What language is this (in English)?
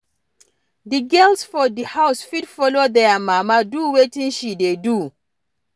Nigerian Pidgin